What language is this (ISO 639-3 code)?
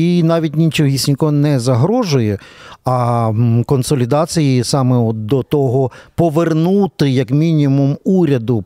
ukr